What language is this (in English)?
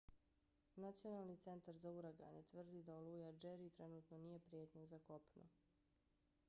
Bosnian